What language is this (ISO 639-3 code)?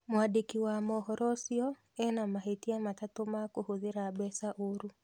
kik